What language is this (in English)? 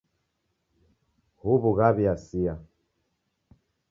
Taita